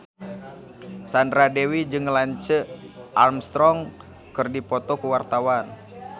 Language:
Sundanese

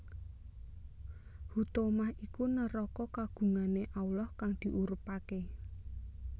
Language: Javanese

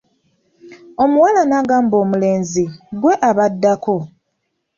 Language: Ganda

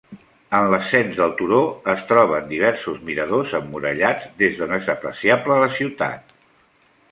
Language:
Catalan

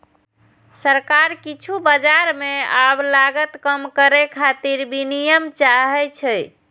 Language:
Maithili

